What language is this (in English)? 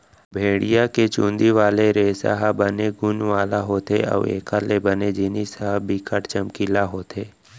Chhattisgarhi